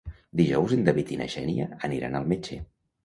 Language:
Catalan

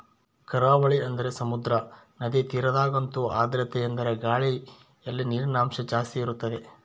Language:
Kannada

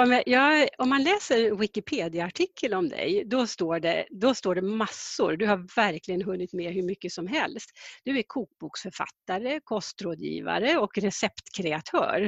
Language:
Swedish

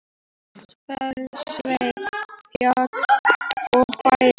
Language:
Icelandic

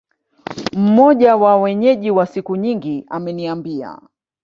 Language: Swahili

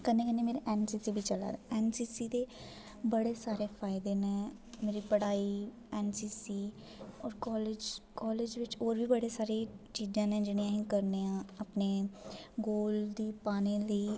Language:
Dogri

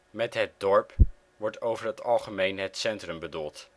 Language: Dutch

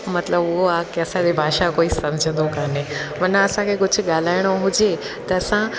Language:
Sindhi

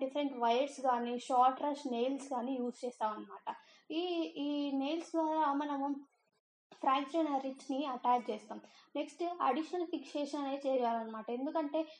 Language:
Telugu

